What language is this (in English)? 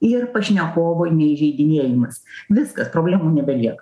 Lithuanian